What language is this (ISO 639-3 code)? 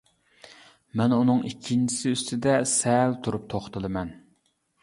uig